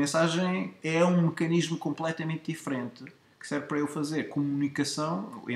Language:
Portuguese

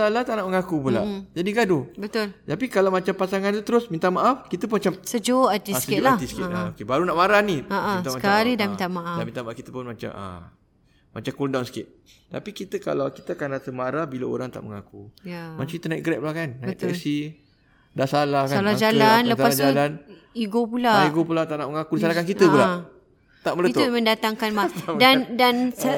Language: Malay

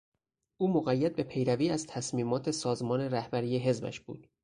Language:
Persian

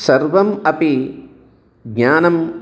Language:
Sanskrit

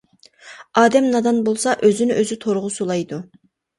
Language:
Uyghur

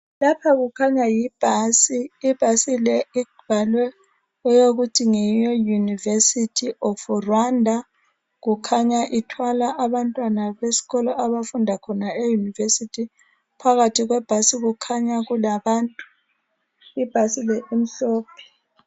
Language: North Ndebele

